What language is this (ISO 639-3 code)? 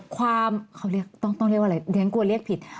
tha